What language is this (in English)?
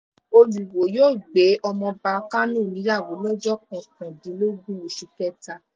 Yoruba